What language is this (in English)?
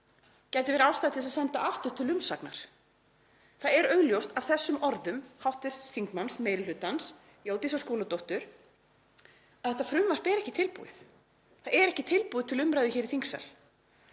Icelandic